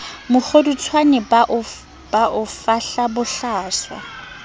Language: Southern Sotho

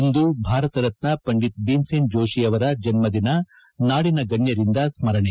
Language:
Kannada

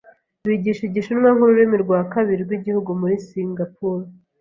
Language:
Kinyarwanda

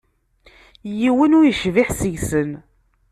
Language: Kabyle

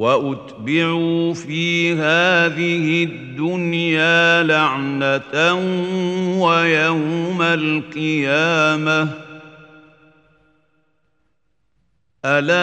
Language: Arabic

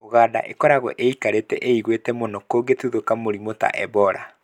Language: Kikuyu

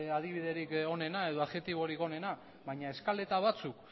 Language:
Basque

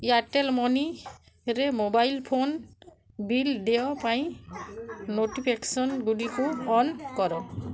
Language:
Odia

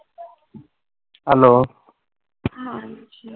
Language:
Punjabi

